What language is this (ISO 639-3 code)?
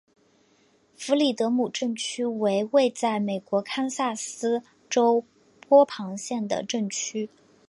zho